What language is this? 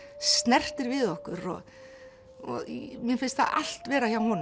Icelandic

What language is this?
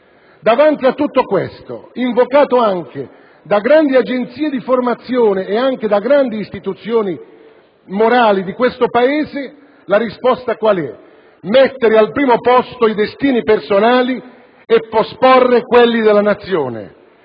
Italian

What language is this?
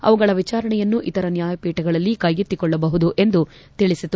Kannada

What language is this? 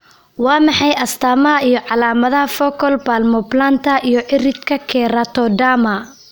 Somali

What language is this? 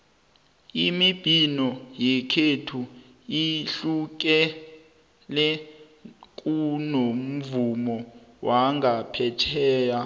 South Ndebele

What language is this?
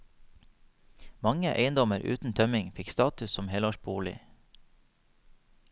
Norwegian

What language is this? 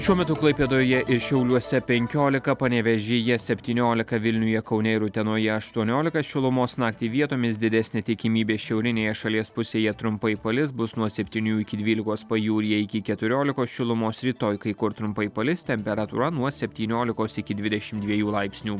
Lithuanian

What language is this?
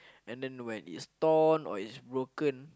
English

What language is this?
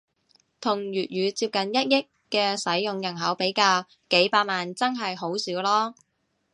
Cantonese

